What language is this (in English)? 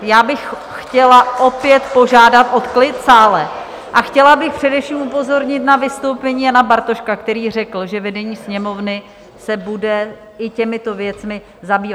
Czech